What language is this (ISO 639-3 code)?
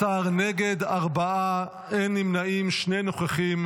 heb